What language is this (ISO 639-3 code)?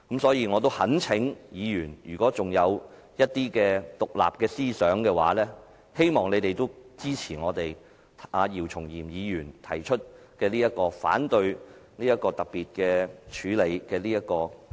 yue